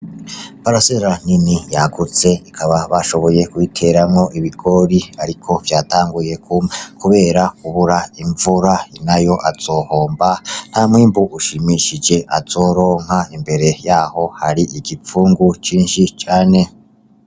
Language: Rundi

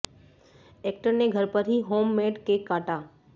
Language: Hindi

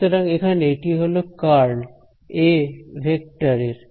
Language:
Bangla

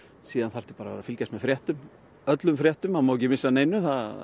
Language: Icelandic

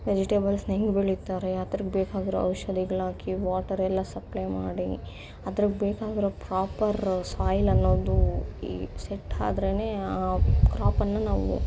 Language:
Kannada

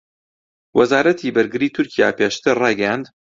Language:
Central Kurdish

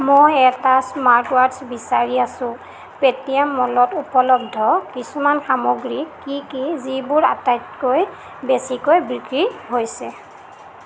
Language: Assamese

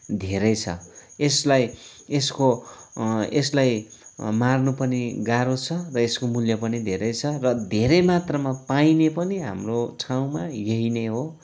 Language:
Nepali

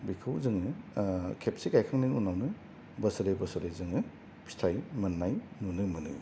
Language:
Bodo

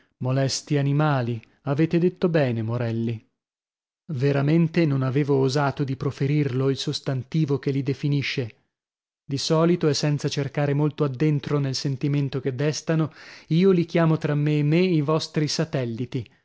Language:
Italian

